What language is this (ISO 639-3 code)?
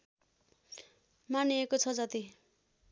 nep